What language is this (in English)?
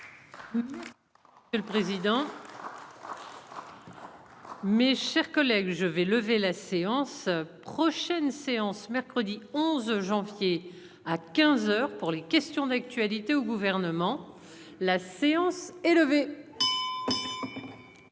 French